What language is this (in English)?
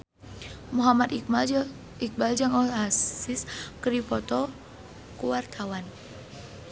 Sundanese